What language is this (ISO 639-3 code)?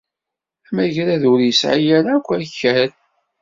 kab